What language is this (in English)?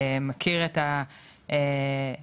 Hebrew